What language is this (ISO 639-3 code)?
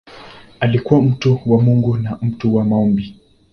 swa